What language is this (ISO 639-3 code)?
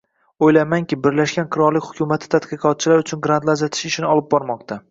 uzb